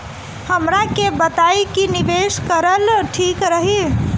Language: Bhojpuri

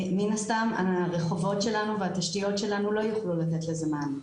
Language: Hebrew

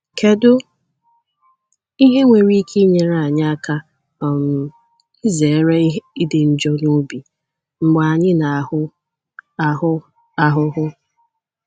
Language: Igbo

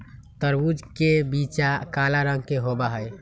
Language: Magahi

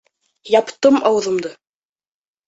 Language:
Bashkir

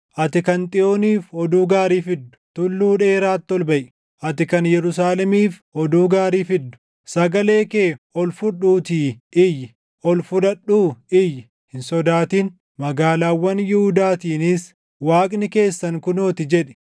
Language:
Oromo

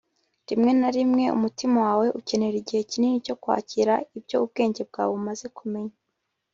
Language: Kinyarwanda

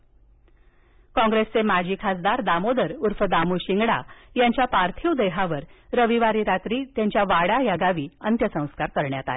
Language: Marathi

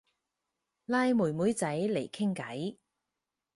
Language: Cantonese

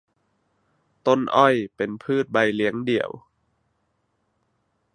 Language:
Thai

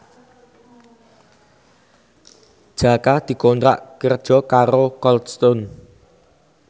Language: Javanese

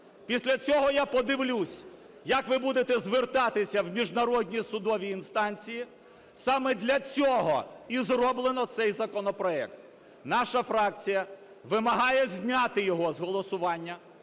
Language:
Ukrainian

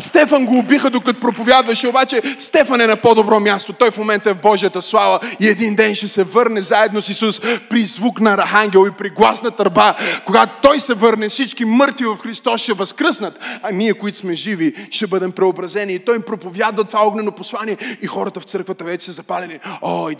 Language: Bulgarian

